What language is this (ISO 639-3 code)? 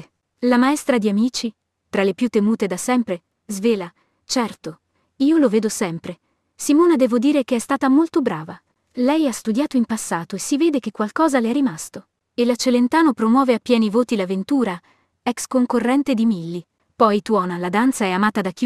ita